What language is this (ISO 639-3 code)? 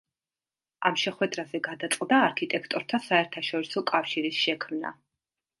kat